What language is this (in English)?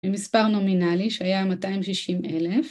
Hebrew